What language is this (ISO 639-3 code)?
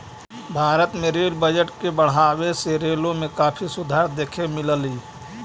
mag